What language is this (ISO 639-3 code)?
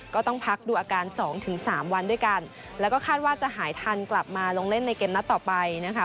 tha